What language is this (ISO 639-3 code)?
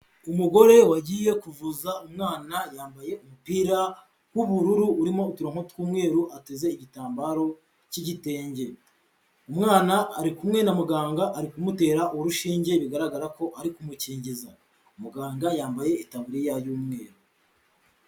kin